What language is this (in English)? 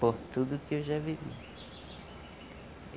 Portuguese